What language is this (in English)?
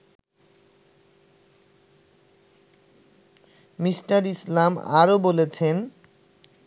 Bangla